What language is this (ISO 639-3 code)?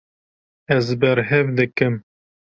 kur